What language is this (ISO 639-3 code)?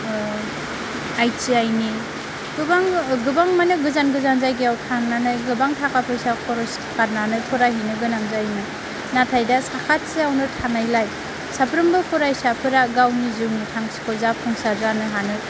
brx